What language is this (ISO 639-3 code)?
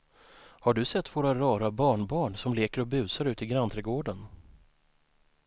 swe